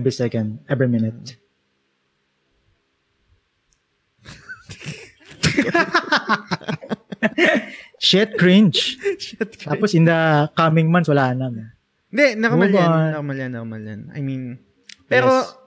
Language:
Filipino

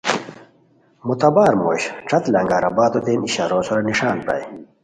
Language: Khowar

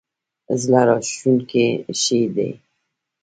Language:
Pashto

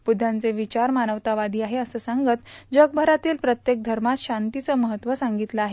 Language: Marathi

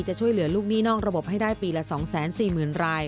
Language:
Thai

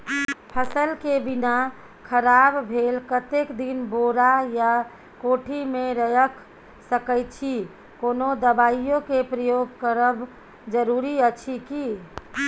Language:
Maithili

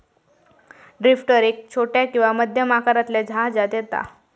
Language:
Marathi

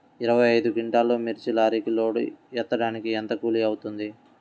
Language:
Telugu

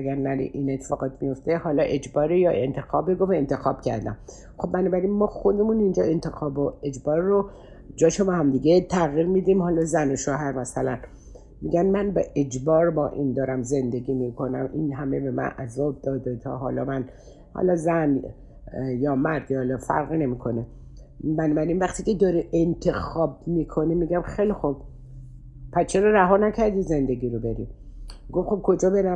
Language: Persian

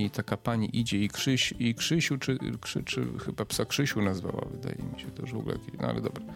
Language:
Polish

